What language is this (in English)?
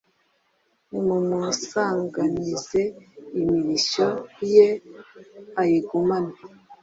Kinyarwanda